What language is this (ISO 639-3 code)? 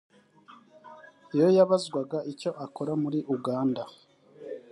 kin